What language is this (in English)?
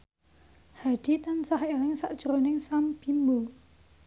Javanese